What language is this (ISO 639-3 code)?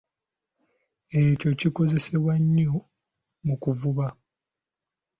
lug